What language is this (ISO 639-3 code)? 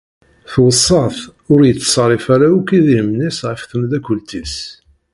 kab